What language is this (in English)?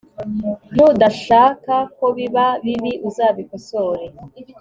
Kinyarwanda